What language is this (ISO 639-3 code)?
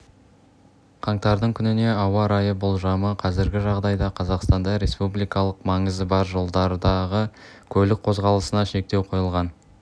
kaz